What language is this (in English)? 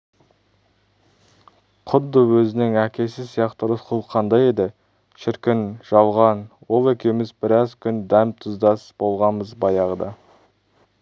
Kazakh